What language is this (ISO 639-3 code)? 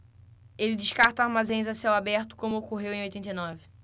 por